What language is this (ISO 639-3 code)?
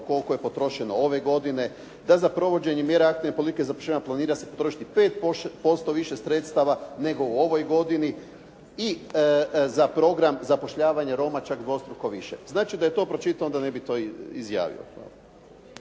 hrv